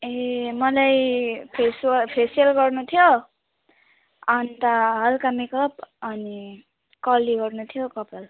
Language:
Nepali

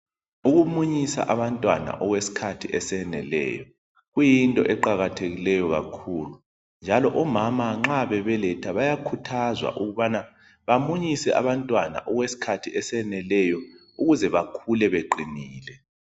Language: North Ndebele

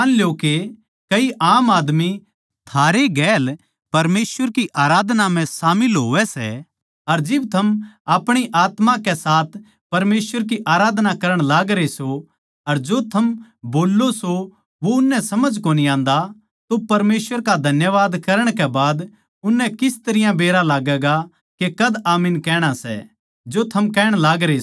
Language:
Haryanvi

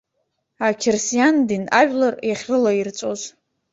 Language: Abkhazian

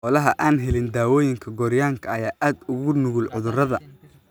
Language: Somali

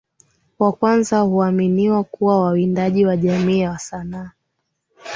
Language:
Swahili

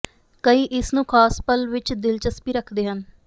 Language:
Punjabi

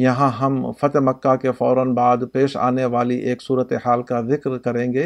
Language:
Urdu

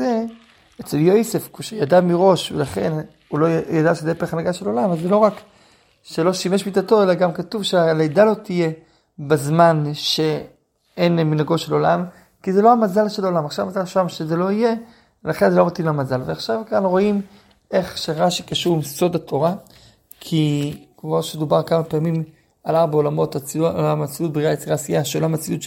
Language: Hebrew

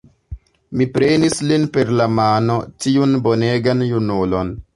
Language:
Esperanto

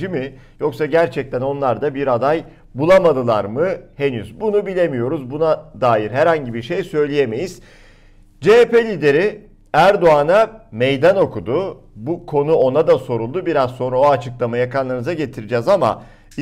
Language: Turkish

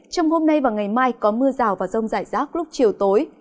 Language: Vietnamese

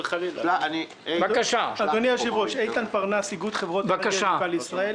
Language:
Hebrew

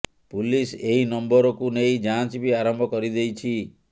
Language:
Odia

